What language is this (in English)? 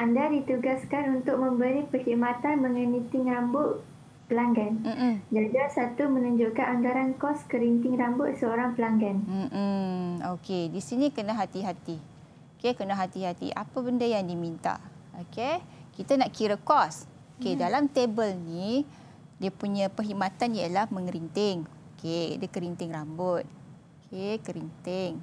Malay